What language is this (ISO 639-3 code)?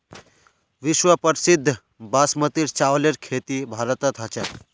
mag